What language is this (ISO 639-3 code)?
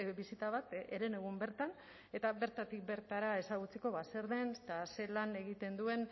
eus